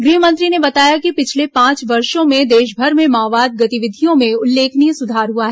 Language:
Hindi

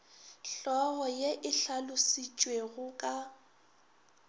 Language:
Northern Sotho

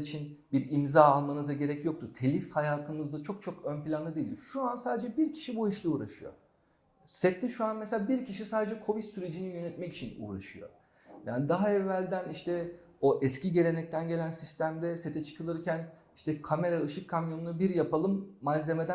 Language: Turkish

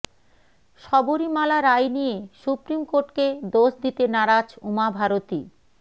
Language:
Bangla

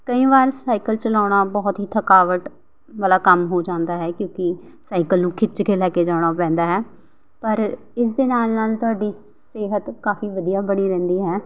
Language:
Punjabi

